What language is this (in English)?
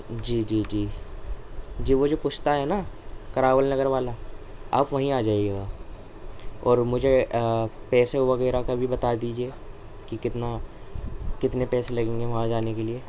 Urdu